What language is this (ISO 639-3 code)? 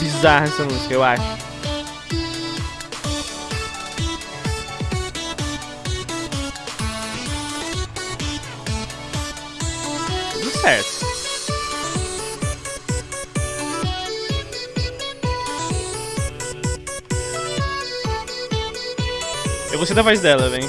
por